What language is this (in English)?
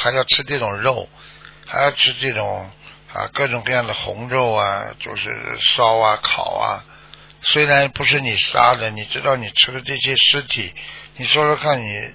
Chinese